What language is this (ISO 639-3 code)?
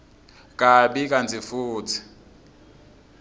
ssw